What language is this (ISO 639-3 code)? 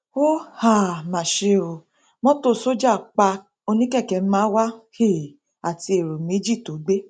yor